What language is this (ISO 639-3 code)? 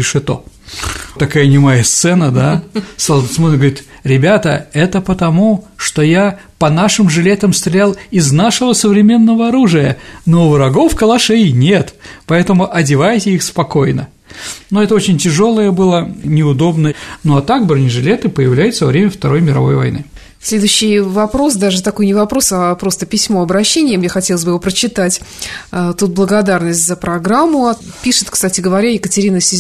rus